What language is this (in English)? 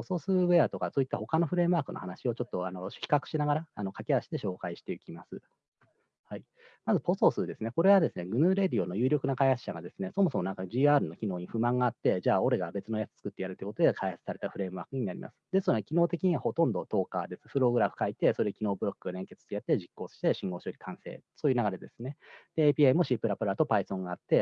Japanese